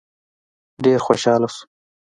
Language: Pashto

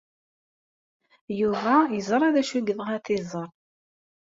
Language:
Kabyle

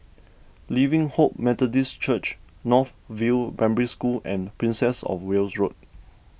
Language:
English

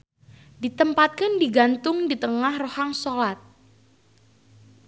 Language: Sundanese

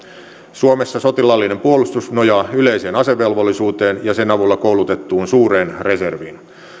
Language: Finnish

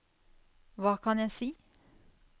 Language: Norwegian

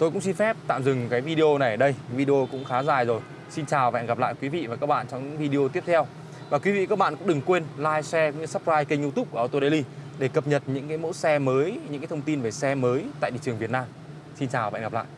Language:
Vietnamese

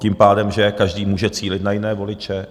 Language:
Czech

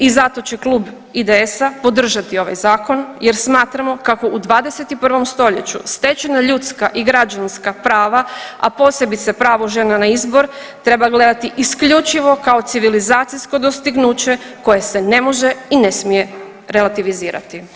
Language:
Croatian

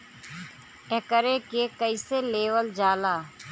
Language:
Bhojpuri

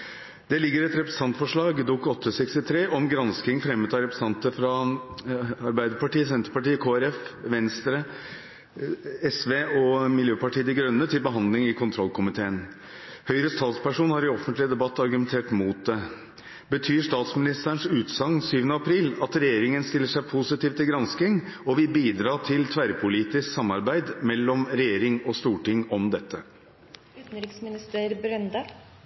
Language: Norwegian Bokmål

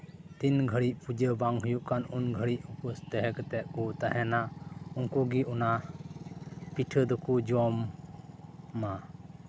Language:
Santali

